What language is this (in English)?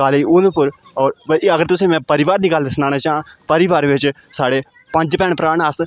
Dogri